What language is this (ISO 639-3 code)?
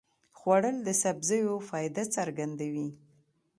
pus